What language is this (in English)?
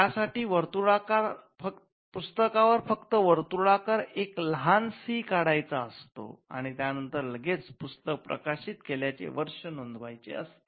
Marathi